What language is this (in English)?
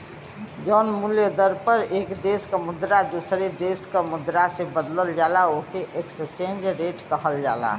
Bhojpuri